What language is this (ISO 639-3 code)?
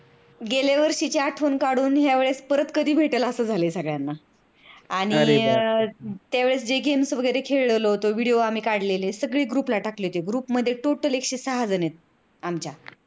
mar